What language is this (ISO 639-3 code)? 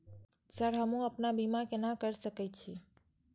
mai